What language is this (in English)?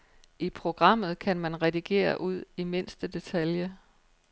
Danish